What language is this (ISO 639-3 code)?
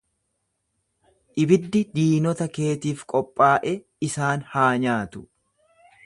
orm